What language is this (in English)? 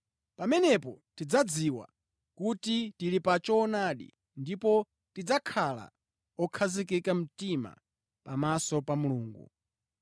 Nyanja